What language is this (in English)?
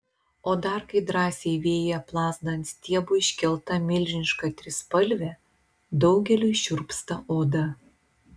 Lithuanian